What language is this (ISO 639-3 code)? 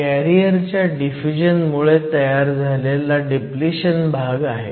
mar